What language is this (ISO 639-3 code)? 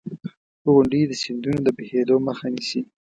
pus